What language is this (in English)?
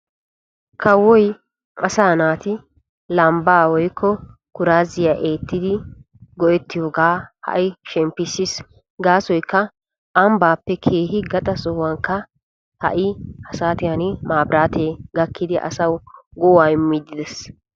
Wolaytta